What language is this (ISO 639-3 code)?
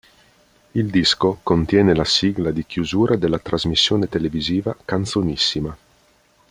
ita